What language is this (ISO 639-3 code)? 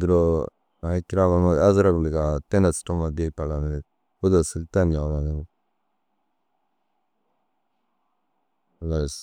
dzg